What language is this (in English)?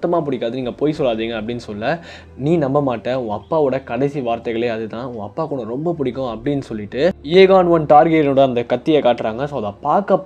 Romanian